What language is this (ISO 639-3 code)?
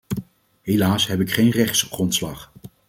nld